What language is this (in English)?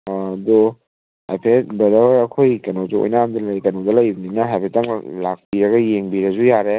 Manipuri